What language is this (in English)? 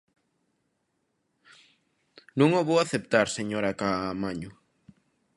Galician